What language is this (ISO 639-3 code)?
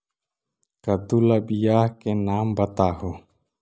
mag